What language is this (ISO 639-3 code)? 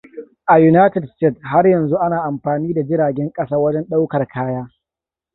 hau